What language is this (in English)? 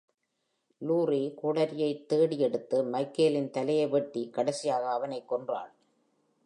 Tamil